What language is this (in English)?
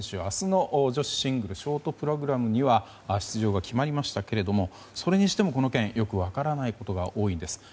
Japanese